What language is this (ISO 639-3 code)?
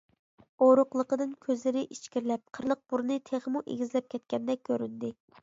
uig